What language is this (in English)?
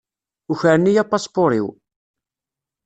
Kabyle